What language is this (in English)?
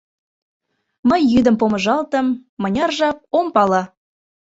Mari